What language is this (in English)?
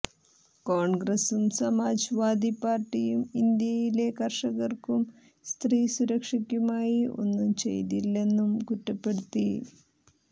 Malayalam